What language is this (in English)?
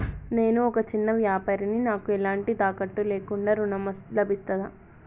Telugu